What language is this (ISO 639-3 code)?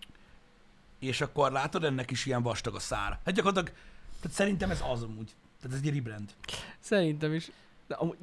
hun